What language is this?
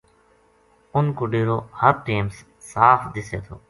Gujari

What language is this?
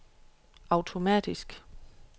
Danish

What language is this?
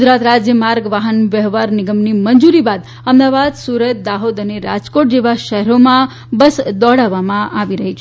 Gujarati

